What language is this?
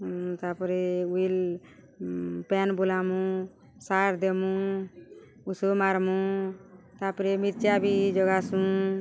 Odia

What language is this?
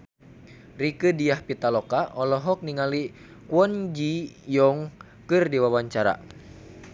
Sundanese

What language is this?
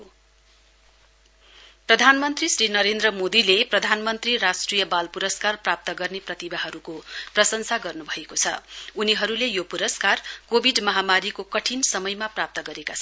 Nepali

